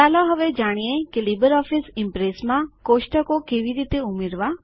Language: Gujarati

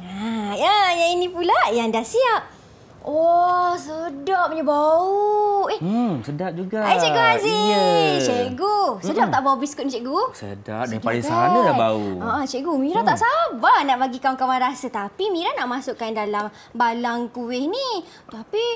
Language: Malay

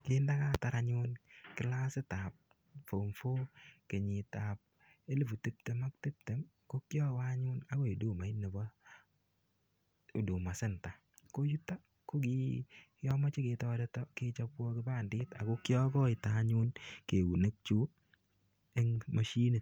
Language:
Kalenjin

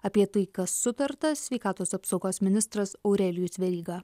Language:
Lithuanian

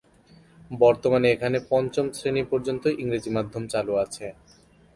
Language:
Bangla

